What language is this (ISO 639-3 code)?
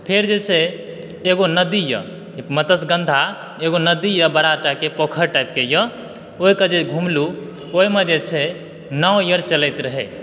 mai